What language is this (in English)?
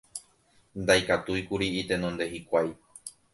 Guarani